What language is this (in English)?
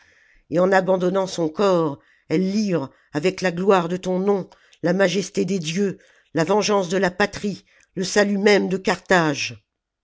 French